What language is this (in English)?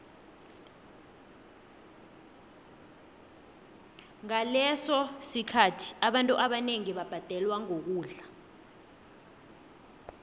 South Ndebele